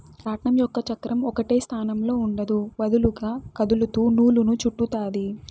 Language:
Telugu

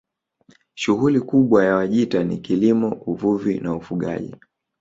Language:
Swahili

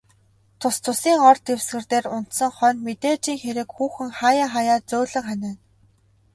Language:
Mongolian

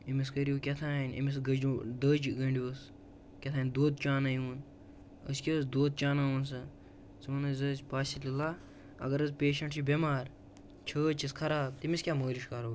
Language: Kashmiri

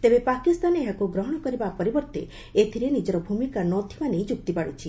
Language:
Odia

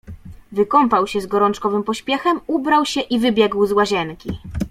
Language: Polish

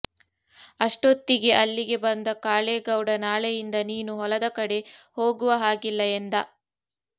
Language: Kannada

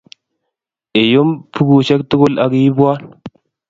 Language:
Kalenjin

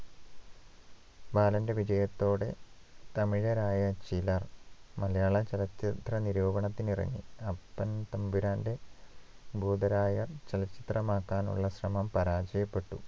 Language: Malayalam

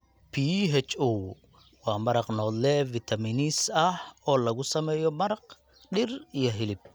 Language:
Somali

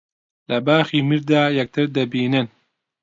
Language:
Central Kurdish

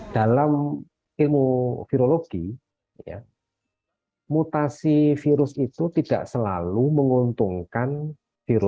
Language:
Indonesian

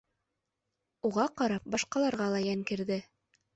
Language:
Bashkir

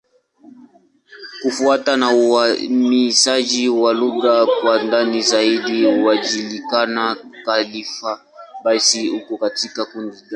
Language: Swahili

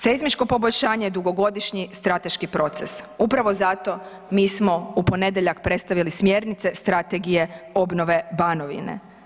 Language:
Croatian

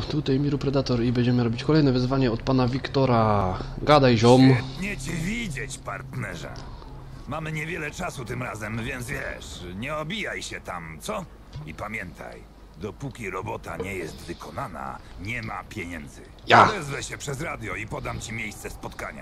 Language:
Polish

